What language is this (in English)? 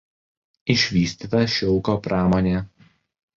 Lithuanian